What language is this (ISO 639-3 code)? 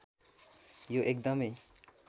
nep